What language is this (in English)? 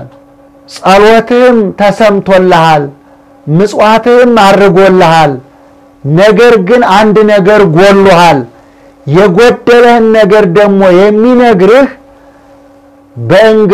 Arabic